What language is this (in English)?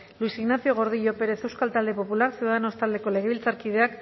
Basque